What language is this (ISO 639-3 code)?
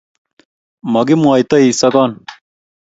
kln